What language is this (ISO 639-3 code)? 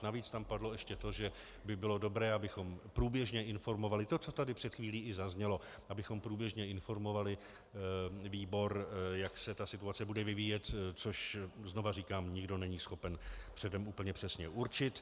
ces